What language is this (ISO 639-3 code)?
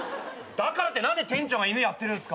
jpn